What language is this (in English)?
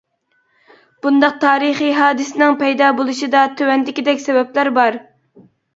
Uyghur